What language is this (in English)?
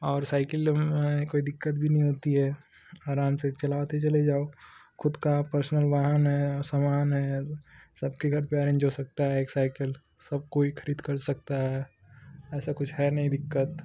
Hindi